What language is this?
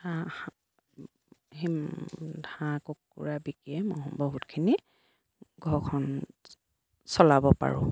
Assamese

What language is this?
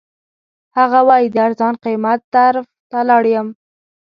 Pashto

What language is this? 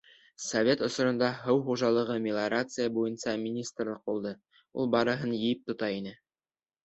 Bashkir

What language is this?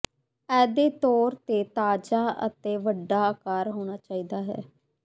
Punjabi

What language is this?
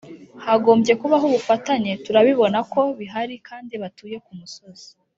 Kinyarwanda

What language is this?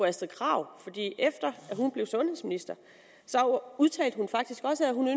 Danish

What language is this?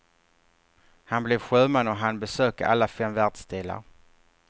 Swedish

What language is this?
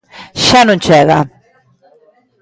Galician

